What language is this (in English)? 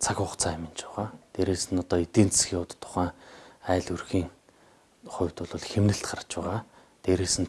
Turkish